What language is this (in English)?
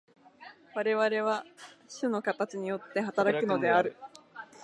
Japanese